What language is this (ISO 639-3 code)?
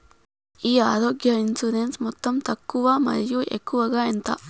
tel